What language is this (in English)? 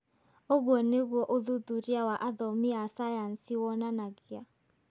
Kikuyu